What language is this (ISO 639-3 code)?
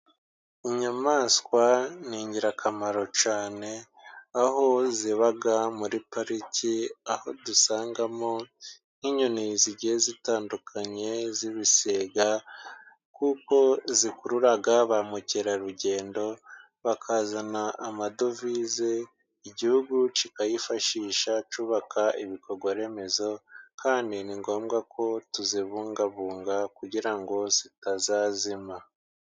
kin